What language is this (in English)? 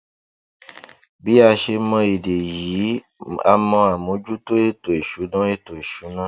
Yoruba